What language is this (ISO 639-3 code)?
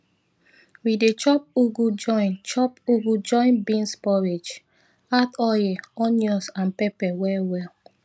pcm